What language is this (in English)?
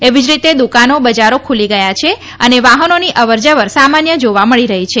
Gujarati